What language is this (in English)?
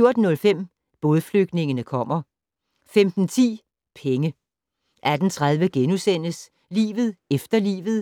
Danish